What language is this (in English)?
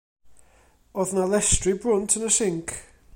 Welsh